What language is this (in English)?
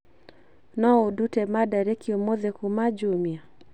Kikuyu